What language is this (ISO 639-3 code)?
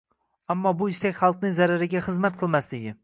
uzb